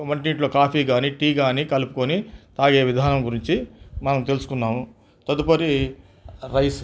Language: Telugu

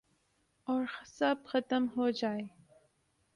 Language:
Urdu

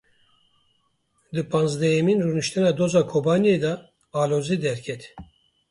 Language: Kurdish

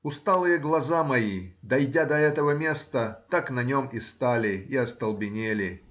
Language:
Russian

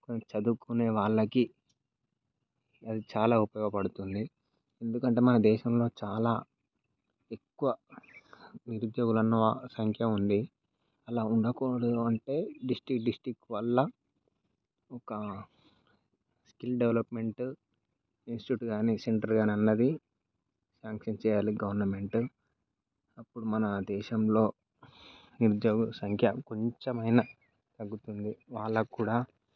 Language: Telugu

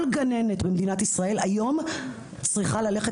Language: Hebrew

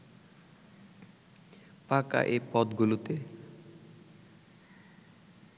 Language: Bangla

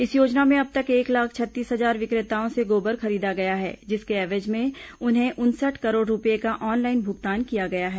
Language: Hindi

